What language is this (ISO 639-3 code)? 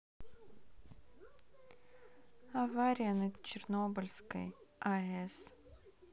rus